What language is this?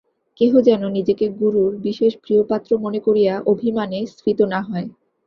Bangla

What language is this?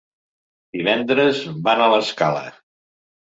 Catalan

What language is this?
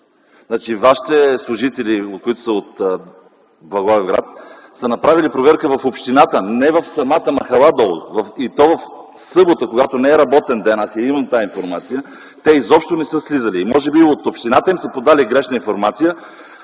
Bulgarian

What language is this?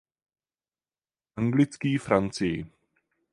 Czech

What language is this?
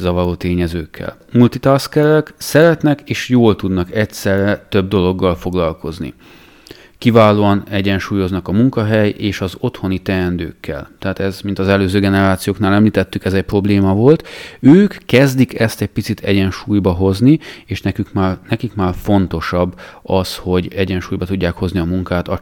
Hungarian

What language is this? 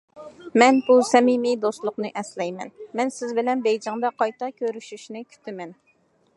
Uyghur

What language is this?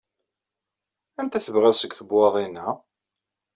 Kabyle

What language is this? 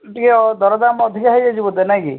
Odia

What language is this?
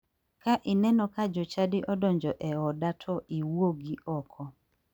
Luo (Kenya and Tanzania)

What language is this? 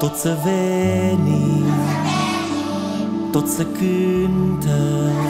Romanian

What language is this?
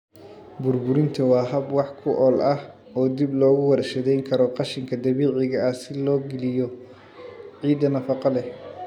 Somali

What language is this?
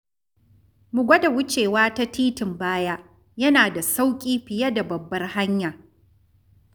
Hausa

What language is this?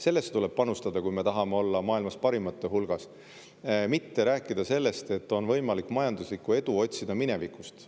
Estonian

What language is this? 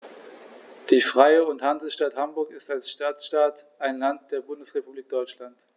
German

